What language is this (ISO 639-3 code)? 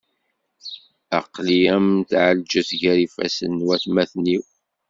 kab